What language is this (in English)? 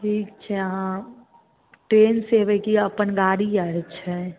Maithili